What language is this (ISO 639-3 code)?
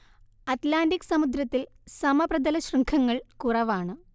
mal